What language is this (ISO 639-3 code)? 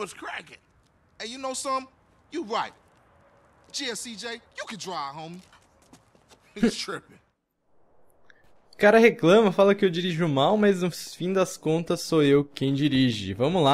por